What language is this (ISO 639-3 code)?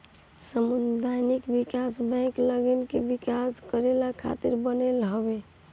bho